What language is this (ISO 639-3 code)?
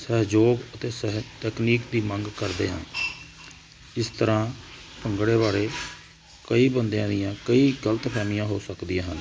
pan